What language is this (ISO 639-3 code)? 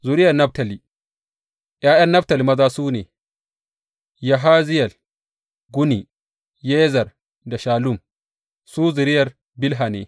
hau